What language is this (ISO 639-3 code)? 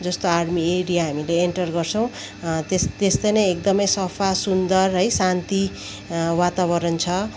nep